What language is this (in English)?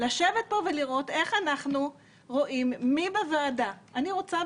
Hebrew